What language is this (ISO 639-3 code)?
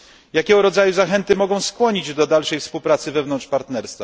pol